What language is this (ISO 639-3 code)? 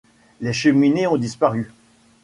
fra